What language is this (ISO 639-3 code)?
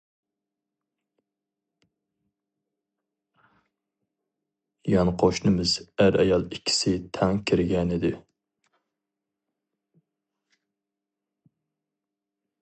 uig